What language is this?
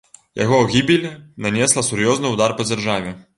Belarusian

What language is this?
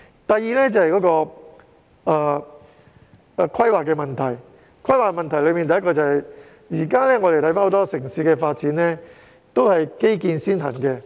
Cantonese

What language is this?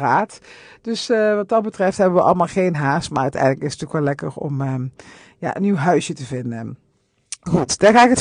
Dutch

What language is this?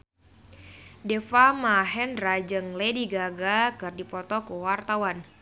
Sundanese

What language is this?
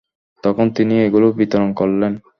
Bangla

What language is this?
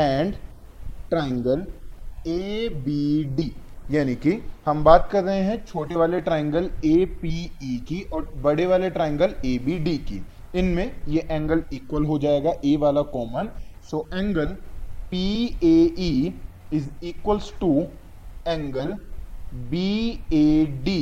Hindi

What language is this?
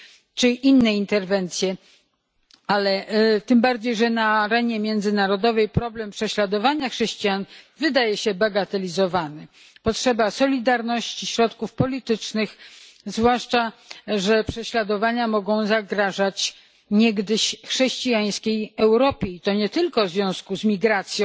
Polish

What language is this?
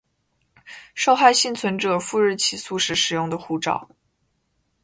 Chinese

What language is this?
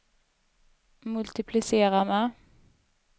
Swedish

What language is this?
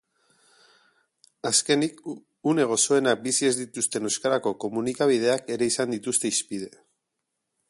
Basque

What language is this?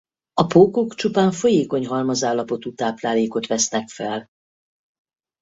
Hungarian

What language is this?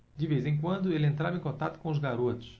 Portuguese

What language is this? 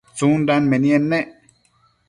Matsés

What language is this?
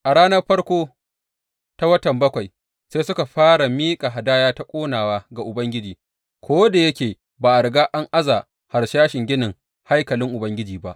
Hausa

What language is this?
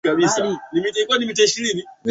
Swahili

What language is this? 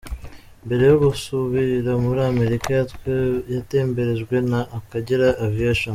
Kinyarwanda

